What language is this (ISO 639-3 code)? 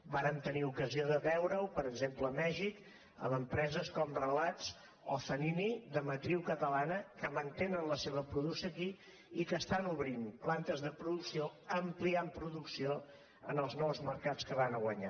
cat